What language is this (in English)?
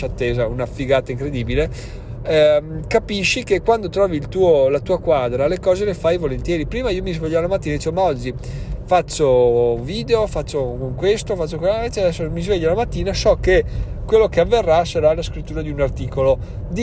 Italian